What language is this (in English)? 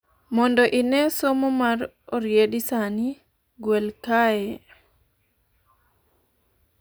Luo (Kenya and Tanzania)